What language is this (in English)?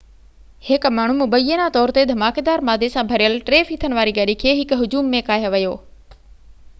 Sindhi